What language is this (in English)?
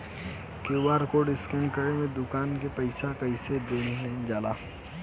Bhojpuri